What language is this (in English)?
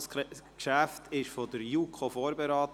Swiss German